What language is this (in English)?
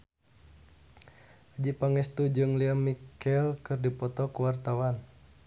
Sundanese